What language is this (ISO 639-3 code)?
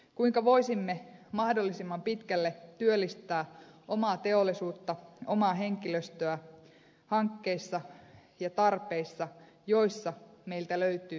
fin